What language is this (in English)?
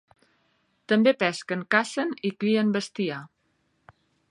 Catalan